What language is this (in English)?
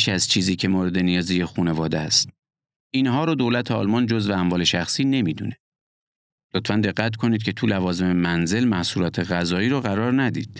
Persian